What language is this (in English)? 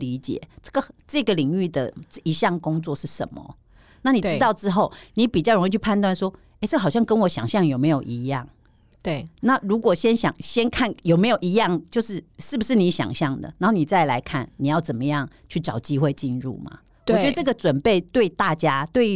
Chinese